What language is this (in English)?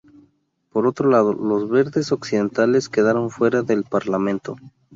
Spanish